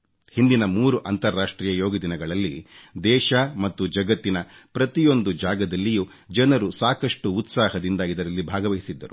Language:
Kannada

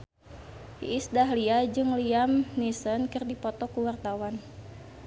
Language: Sundanese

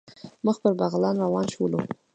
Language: Pashto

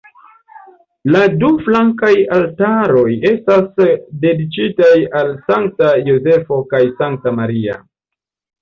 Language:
Esperanto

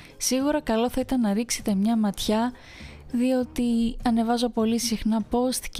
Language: Greek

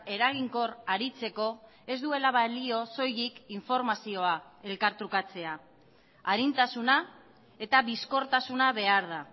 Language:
Basque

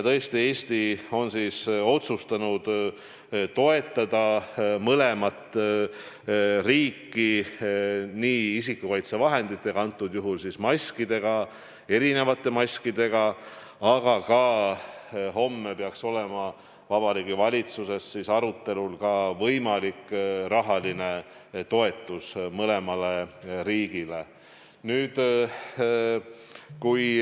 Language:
Estonian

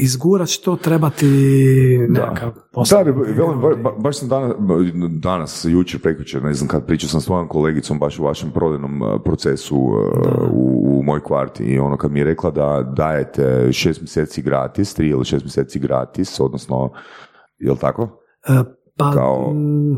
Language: Croatian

